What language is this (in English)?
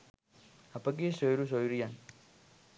Sinhala